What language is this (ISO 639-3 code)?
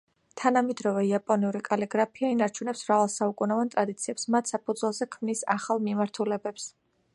kat